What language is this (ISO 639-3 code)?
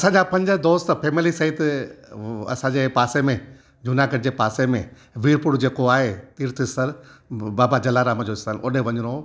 snd